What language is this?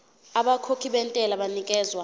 Zulu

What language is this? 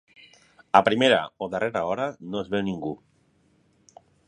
Catalan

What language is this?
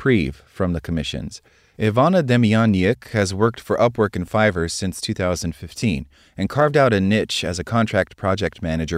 English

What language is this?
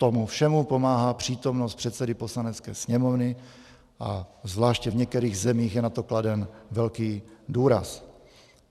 Czech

